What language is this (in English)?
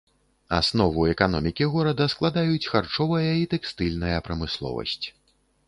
Belarusian